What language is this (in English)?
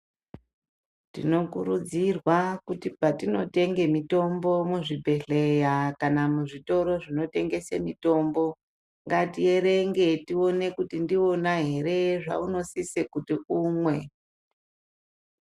Ndau